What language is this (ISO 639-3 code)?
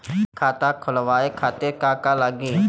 bho